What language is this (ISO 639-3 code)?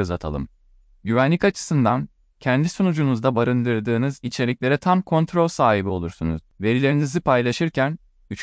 tur